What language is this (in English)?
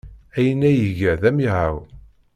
Kabyle